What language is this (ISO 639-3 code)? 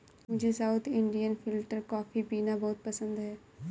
hin